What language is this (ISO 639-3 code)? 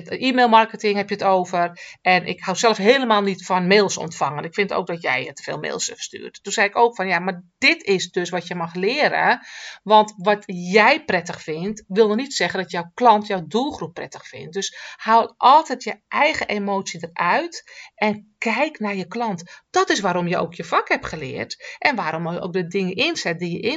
nld